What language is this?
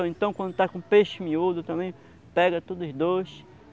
Portuguese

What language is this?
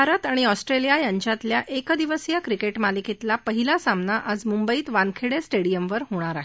Marathi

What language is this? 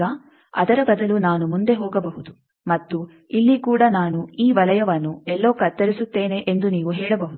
Kannada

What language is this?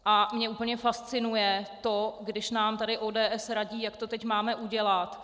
Czech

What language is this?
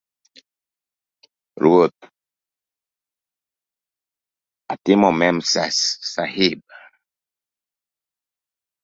Luo (Kenya and Tanzania)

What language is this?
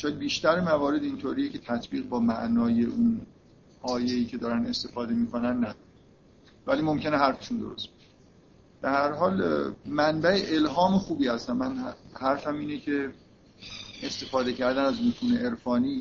Persian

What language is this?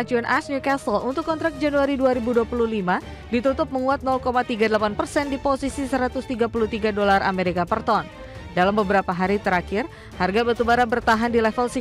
Indonesian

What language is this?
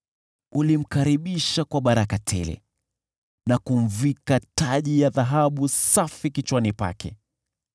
Swahili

